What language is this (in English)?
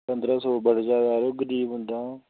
Dogri